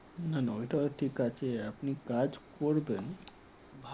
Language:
Bangla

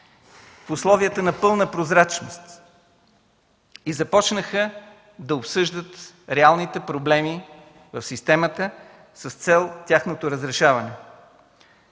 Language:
Bulgarian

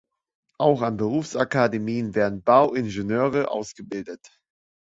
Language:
German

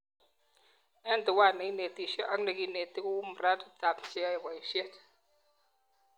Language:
Kalenjin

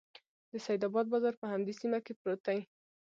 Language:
Pashto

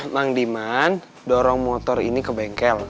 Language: Indonesian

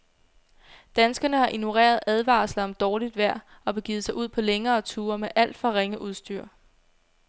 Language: Danish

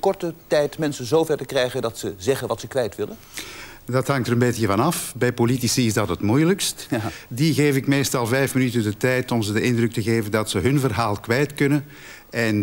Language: Dutch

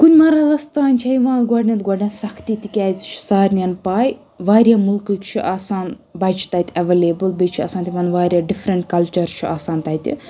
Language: Kashmiri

